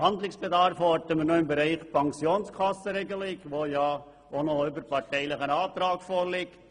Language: Swiss German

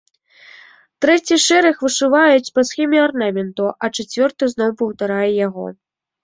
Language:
Belarusian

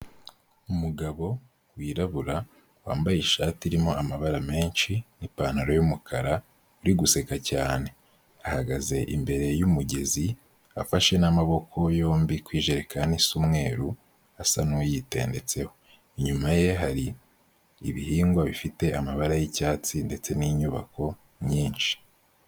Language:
Kinyarwanda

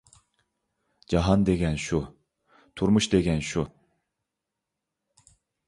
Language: Uyghur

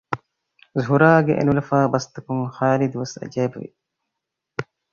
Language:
Divehi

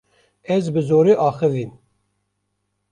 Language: Kurdish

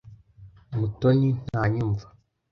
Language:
Kinyarwanda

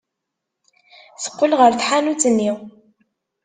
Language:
Kabyle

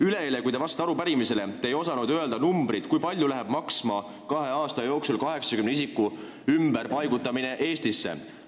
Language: Estonian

